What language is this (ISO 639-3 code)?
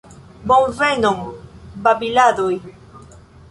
epo